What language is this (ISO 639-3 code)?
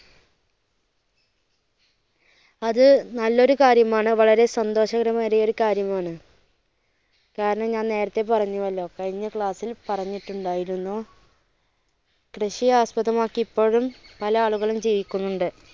mal